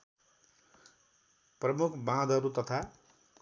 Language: Nepali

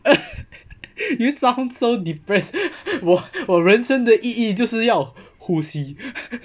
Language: English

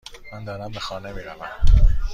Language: Persian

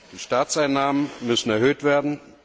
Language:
German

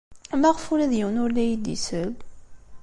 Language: Kabyle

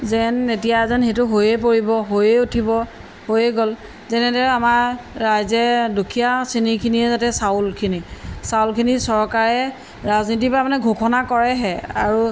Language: Assamese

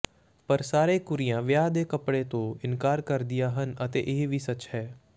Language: Punjabi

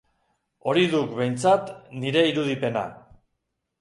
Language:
Basque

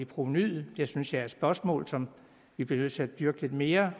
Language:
Danish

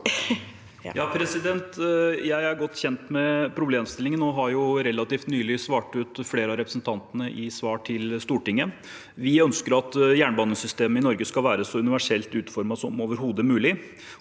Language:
Norwegian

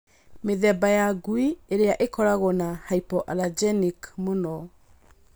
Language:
Kikuyu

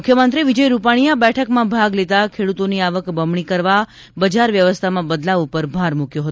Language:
Gujarati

